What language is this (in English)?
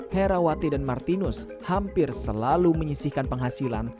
Indonesian